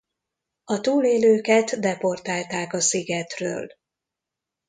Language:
Hungarian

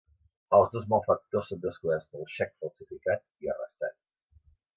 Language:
Catalan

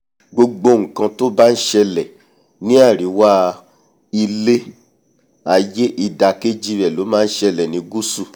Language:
Yoruba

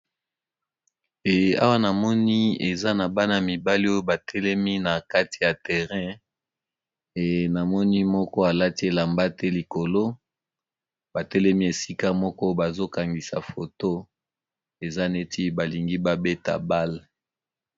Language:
Lingala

